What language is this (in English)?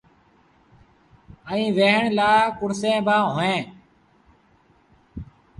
Sindhi Bhil